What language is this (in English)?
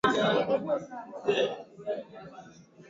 Swahili